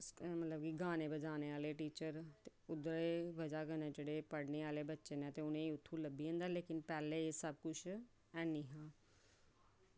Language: Dogri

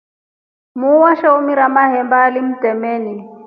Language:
Rombo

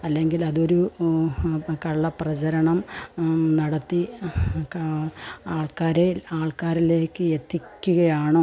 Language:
Malayalam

